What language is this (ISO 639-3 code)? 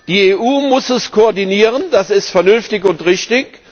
deu